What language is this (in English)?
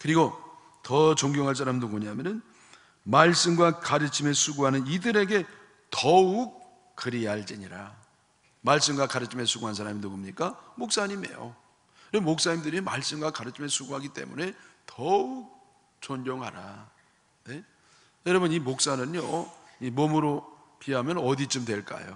Korean